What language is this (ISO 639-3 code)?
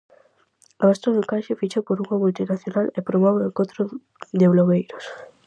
glg